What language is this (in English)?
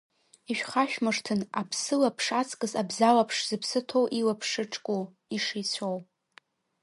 Abkhazian